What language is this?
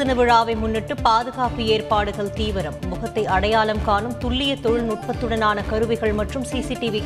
Tamil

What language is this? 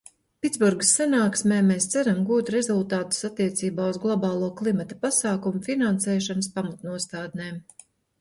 Latvian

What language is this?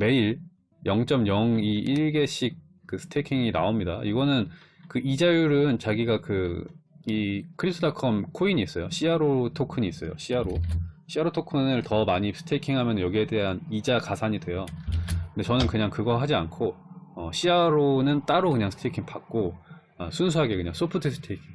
Korean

